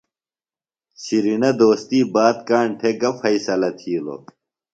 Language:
Phalura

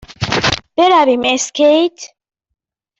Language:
Persian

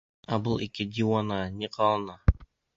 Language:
Bashkir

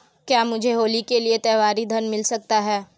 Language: Hindi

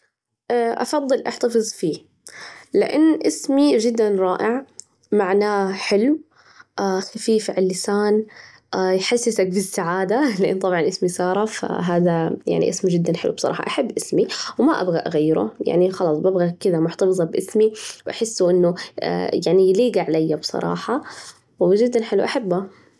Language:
Najdi Arabic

